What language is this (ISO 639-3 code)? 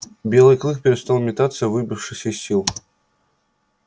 rus